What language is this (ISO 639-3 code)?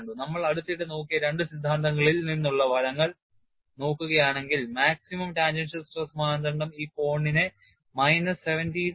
mal